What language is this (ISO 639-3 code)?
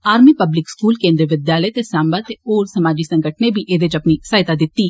doi